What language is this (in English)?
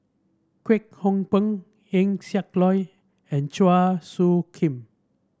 English